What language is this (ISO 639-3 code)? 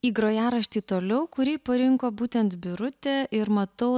lit